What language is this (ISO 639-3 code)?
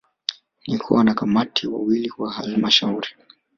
swa